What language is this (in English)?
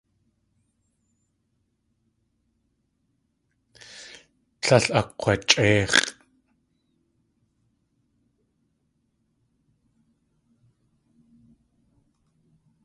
Tlingit